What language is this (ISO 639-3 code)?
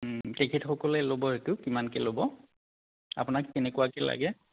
asm